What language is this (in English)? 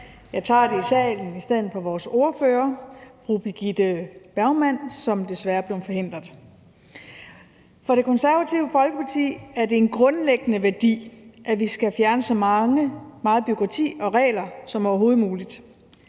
Danish